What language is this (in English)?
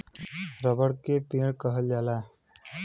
Bhojpuri